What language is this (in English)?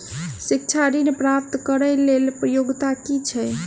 Maithili